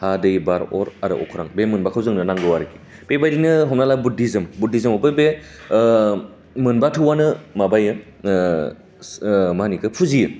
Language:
Bodo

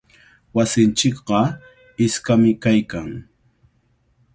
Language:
Cajatambo North Lima Quechua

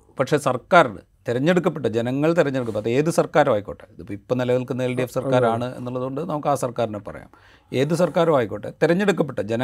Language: Malayalam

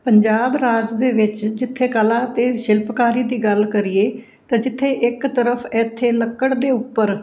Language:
Punjabi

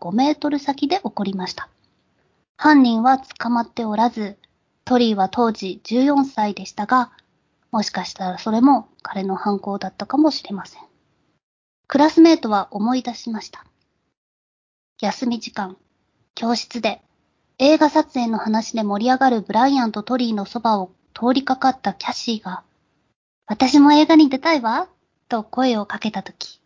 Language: Japanese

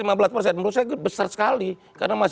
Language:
Indonesian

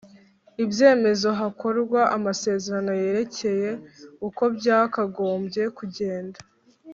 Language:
Kinyarwanda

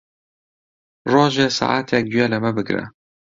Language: Central Kurdish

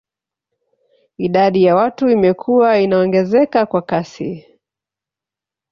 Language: Swahili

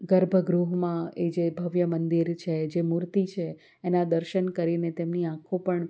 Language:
Gujarati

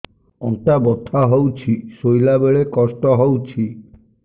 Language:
Odia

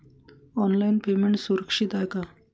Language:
Marathi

